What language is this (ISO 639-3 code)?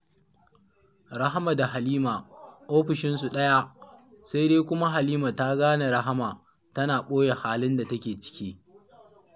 hau